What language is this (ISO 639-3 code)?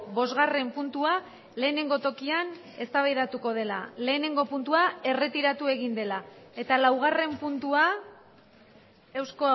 eus